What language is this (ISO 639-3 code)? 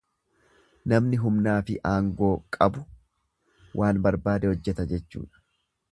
orm